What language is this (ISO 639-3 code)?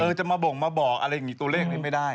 tha